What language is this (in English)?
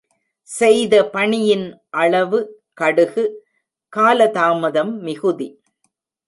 Tamil